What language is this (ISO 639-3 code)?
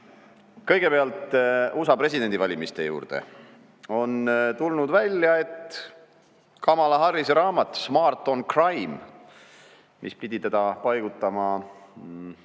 est